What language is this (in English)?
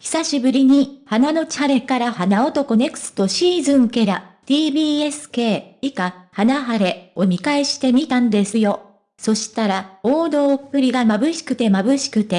Japanese